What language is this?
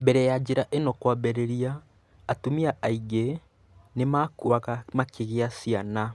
Kikuyu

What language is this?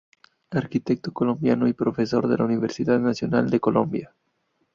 Spanish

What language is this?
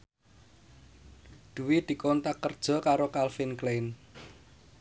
Javanese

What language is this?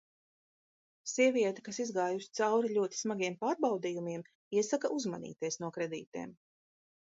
Latvian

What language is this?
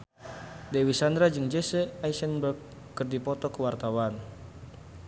Sundanese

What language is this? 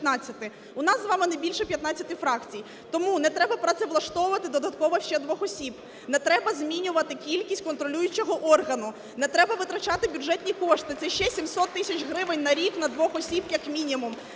Ukrainian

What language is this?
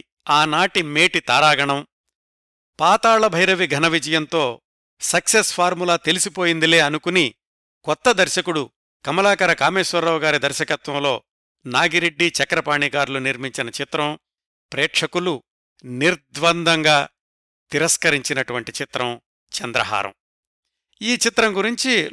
Telugu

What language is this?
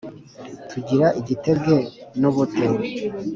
Kinyarwanda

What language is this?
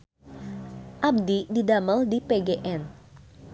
Sundanese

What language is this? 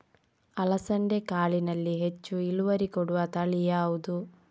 Kannada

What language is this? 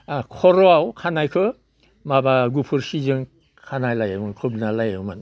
Bodo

